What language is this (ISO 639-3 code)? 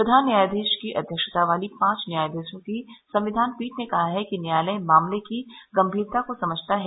hin